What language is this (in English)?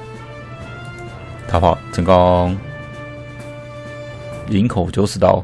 Chinese